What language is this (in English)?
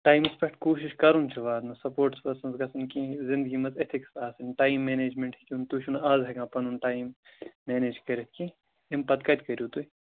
Kashmiri